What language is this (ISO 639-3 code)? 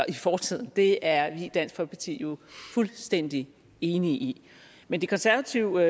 dan